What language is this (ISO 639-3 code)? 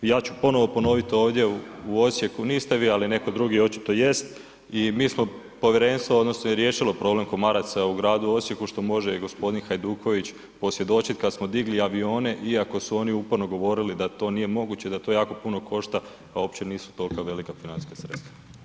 hrv